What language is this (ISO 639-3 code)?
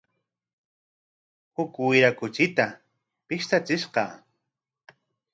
qwa